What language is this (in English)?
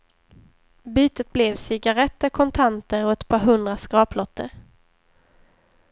Swedish